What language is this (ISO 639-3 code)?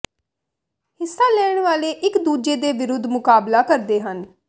pan